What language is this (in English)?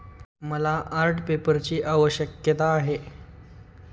Marathi